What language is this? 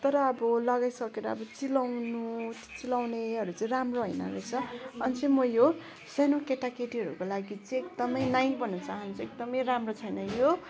Nepali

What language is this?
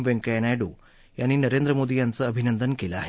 Marathi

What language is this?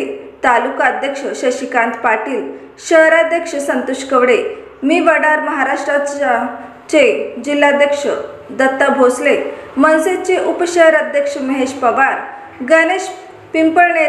Marathi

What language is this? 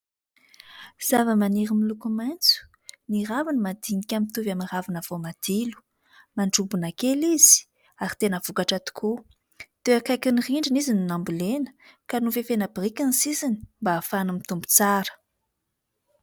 Malagasy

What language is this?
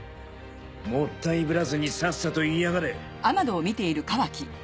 Japanese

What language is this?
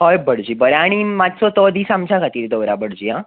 Konkani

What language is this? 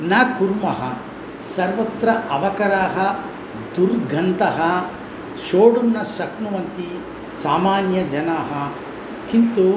Sanskrit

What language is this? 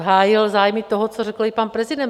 Czech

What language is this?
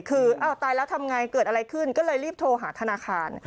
Thai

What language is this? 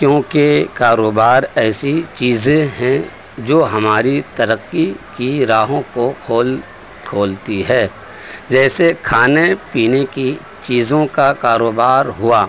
Urdu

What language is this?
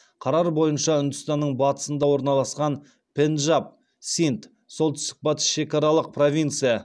Kazakh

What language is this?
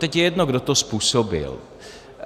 Czech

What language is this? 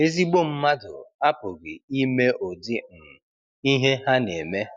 Igbo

